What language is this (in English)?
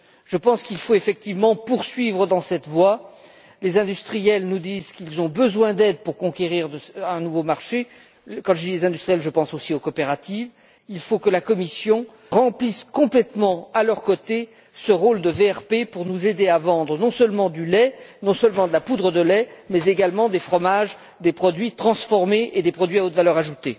French